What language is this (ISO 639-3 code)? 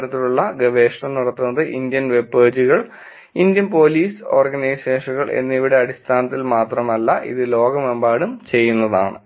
mal